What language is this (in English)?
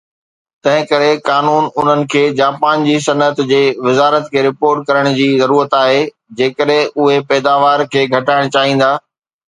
Sindhi